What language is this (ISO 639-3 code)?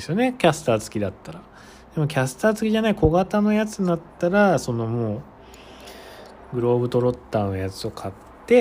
jpn